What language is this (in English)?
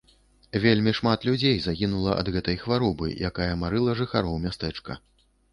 Belarusian